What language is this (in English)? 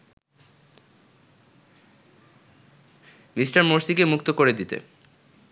Bangla